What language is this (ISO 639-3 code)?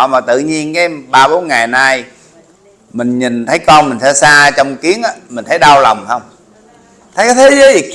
vie